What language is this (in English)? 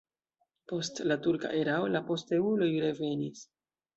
Esperanto